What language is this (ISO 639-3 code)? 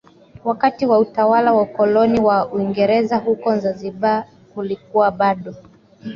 swa